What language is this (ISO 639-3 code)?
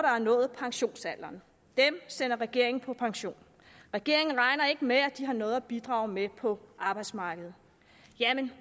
dan